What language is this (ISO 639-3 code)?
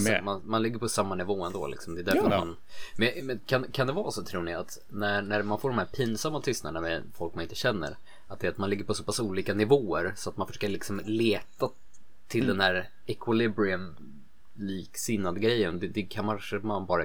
swe